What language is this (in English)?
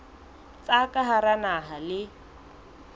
Southern Sotho